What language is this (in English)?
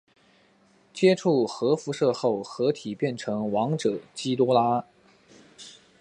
Chinese